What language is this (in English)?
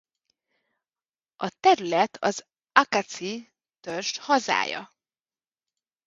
Hungarian